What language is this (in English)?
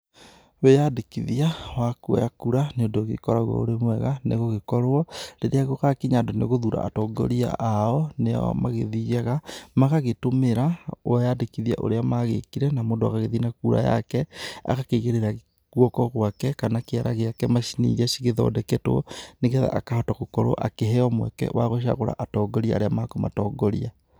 Kikuyu